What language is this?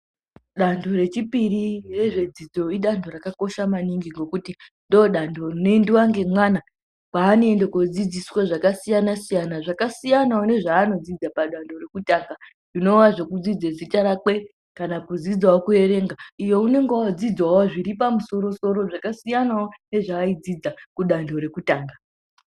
Ndau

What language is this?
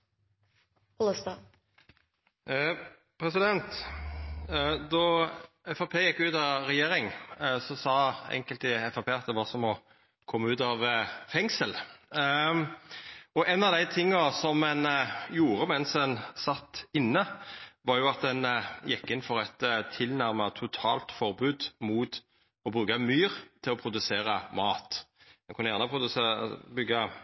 Norwegian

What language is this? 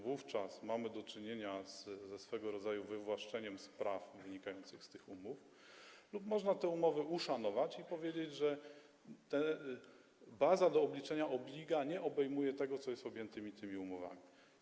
Polish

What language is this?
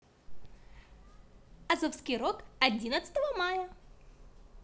Russian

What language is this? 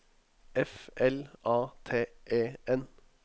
Norwegian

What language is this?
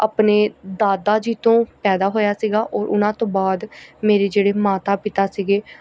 Punjabi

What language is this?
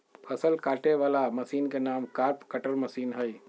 Magahi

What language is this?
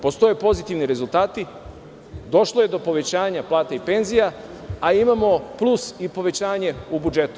Serbian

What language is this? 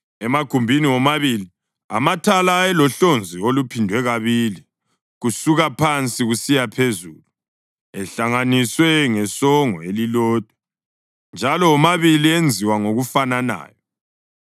North Ndebele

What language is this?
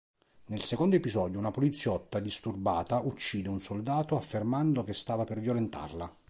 Italian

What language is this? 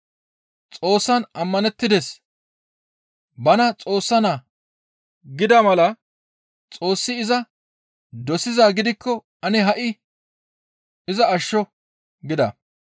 Gamo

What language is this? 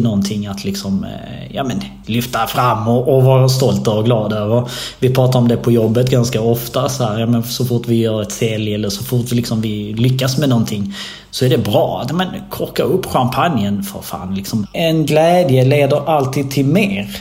Swedish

